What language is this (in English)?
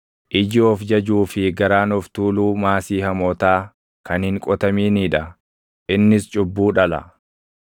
Oromo